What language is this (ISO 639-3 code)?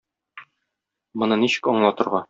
tat